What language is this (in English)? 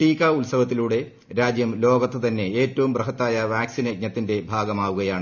Malayalam